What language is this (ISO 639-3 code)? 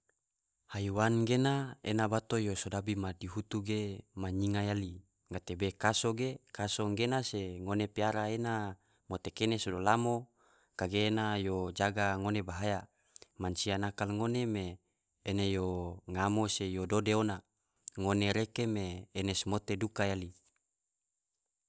tvo